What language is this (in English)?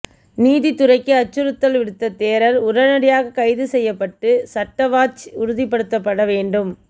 Tamil